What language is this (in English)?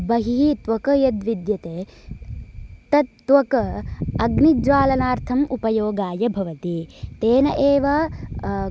Sanskrit